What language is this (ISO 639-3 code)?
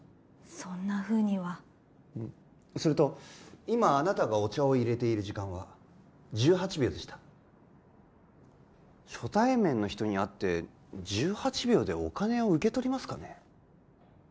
jpn